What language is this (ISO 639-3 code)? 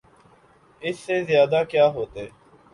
urd